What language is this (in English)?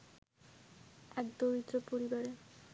Bangla